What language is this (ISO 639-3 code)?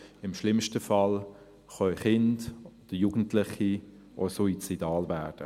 gsw